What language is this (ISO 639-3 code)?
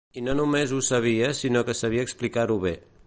cat